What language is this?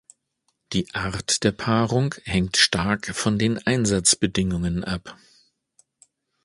German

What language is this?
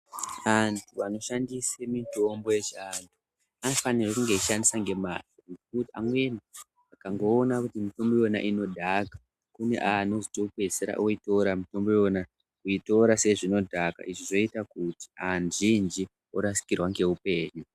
Ndau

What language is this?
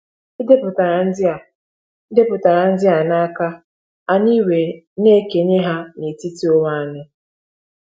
Igbo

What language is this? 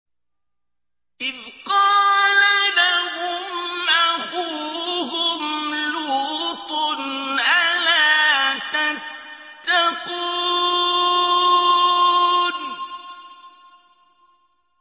Arabic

